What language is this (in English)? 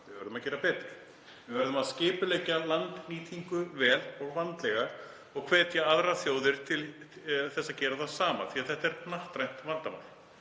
Icelandic